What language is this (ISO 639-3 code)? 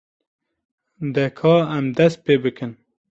kur